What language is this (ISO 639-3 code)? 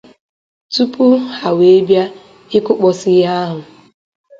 ibo